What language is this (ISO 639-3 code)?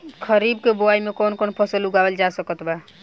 bho